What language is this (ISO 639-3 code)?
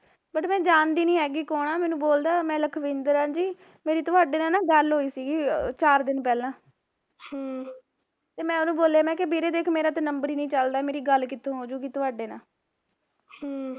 pan